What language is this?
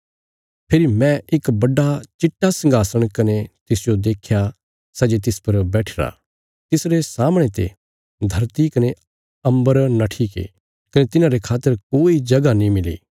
Bilaspuri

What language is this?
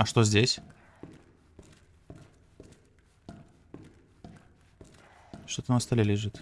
Russian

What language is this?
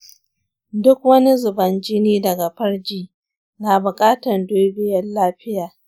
Hausa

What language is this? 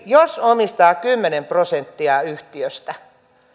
Finnish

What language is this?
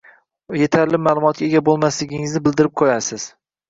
Uzbek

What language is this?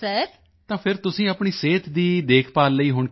Punjabi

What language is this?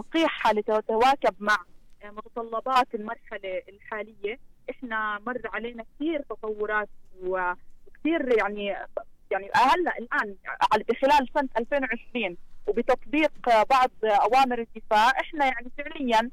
Arabic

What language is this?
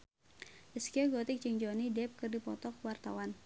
Sundanese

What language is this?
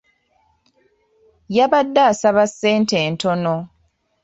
Ganda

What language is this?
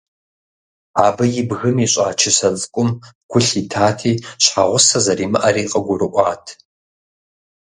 Kabardian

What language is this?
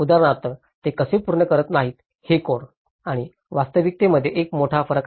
Marathi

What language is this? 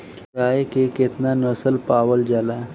Bhojpuri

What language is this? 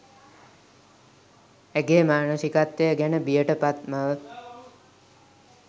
Sinhala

